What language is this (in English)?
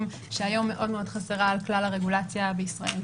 Hebrew